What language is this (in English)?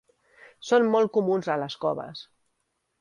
Catalan